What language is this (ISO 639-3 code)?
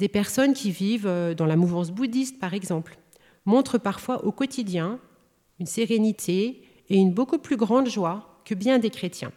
fra